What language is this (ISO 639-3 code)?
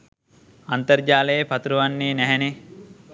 sin